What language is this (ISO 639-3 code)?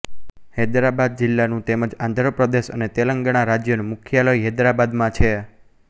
guj